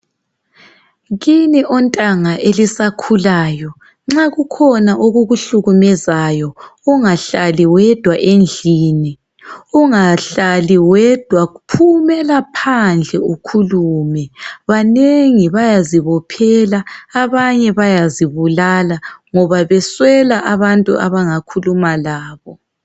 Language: North Ndebele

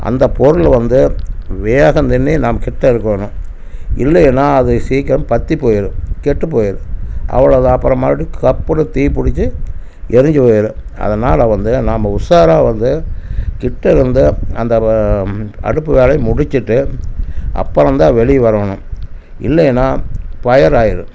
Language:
Tamil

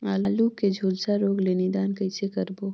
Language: Chhattisgarhi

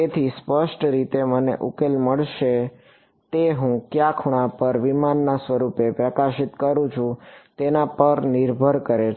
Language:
Gujarati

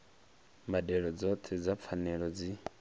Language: Venda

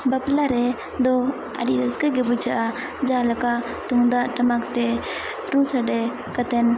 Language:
Santali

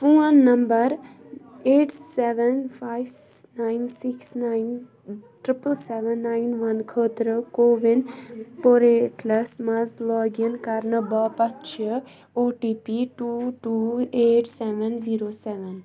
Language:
Kashmiri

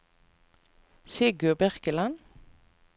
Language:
Norwegian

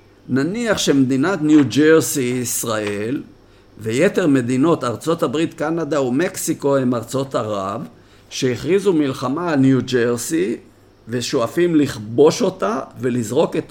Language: Hebrew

